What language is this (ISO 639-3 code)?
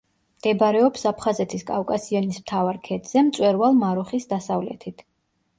kat